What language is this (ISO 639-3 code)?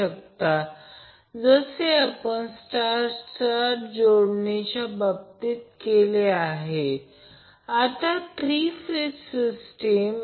mar